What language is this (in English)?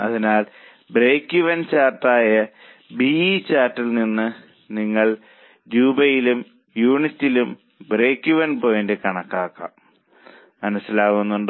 Malayalam